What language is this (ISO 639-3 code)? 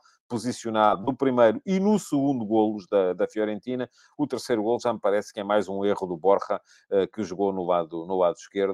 por